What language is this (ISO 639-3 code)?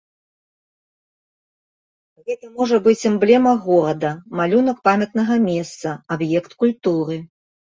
bel